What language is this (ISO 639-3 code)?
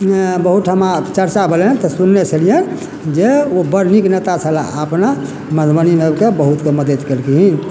mai